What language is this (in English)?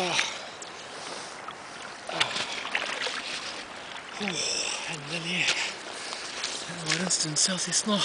Norwegian